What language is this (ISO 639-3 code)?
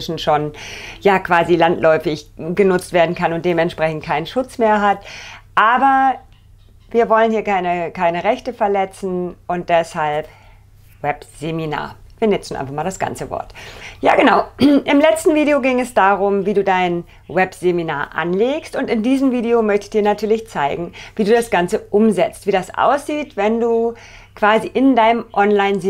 deu